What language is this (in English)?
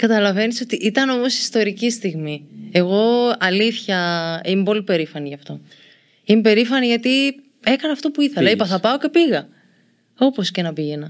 Greek